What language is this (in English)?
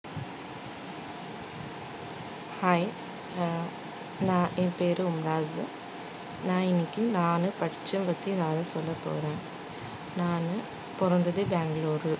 Tamil